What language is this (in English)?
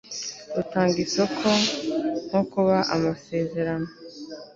Kinyarwanda